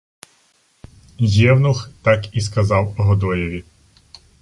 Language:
Ukrainian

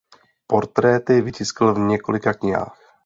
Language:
Czech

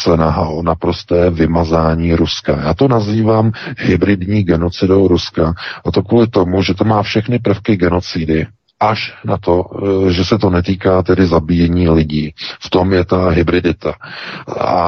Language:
Czech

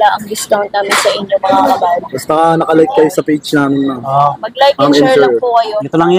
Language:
Filipino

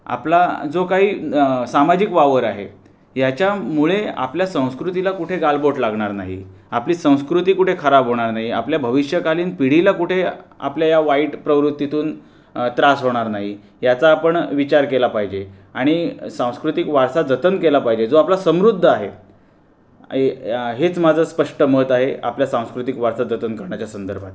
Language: Marathi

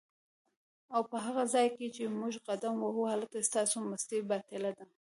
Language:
Pashto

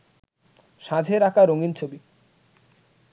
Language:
Bangla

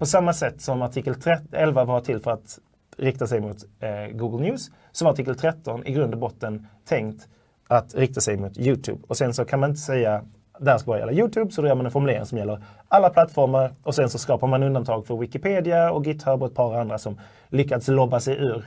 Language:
Swedish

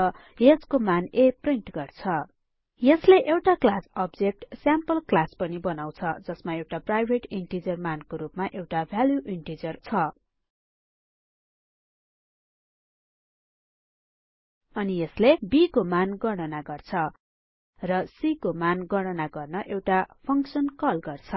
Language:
Nepali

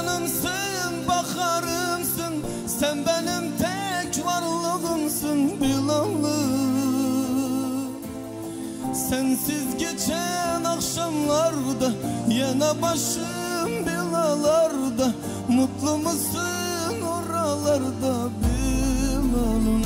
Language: Turkish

